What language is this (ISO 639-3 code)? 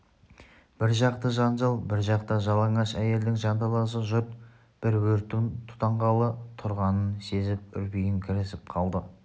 kaz